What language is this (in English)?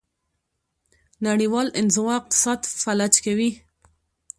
Pashto